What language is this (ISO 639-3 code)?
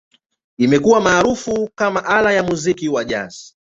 swa